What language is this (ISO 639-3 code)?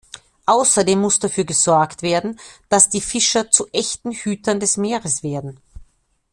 deu